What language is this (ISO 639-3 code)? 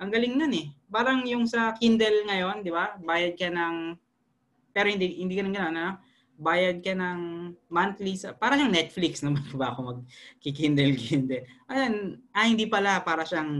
fil